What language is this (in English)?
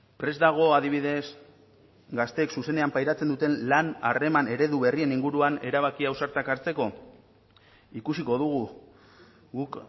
Basque